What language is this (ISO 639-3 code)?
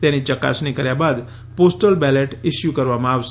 guj